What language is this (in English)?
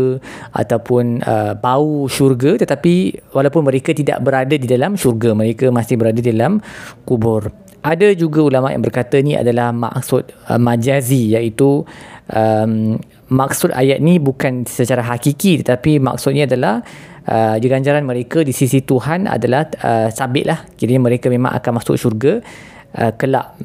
Malay